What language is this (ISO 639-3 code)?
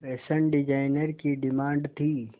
hin